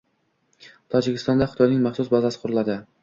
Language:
Uzbek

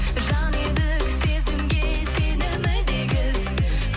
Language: Kazakh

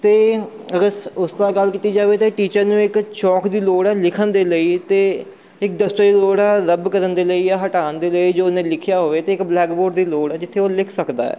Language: Punjabi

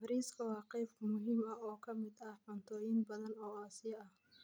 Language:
Somali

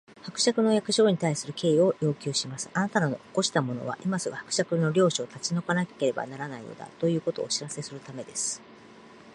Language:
Japanese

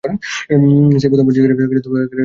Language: Bangla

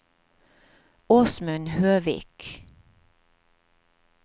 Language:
Norwegian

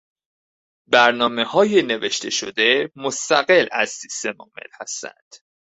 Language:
Persian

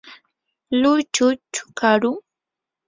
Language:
Yanahuanca Pasco Quechua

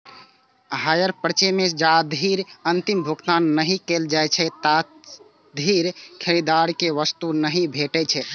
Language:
Maithili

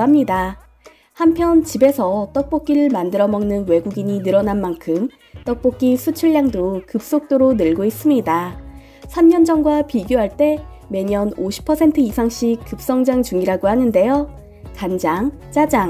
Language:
Korean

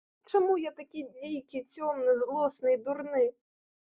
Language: Belarusian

